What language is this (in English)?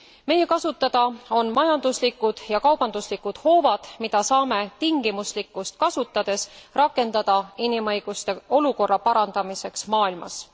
Estonian